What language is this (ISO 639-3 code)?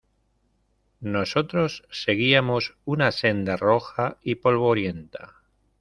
spa